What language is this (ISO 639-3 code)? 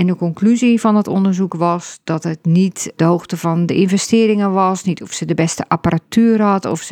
nld